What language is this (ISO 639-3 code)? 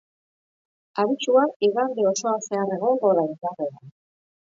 eus